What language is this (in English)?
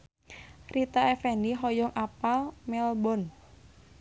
Sundanese